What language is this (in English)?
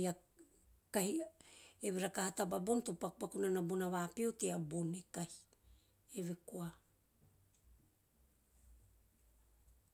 Teop